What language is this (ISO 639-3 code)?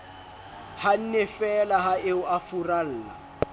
sot